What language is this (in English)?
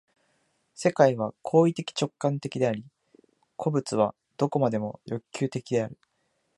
Japanese